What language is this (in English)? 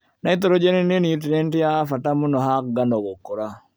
Kikuyu